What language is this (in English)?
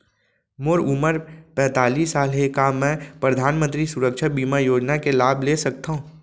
Chhattisgarhi